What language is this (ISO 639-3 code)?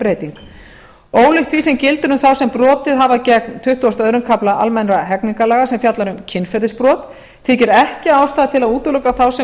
isl